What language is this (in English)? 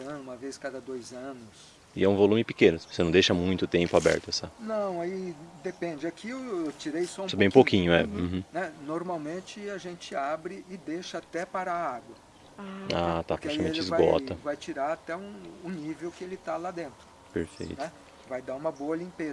Portuguese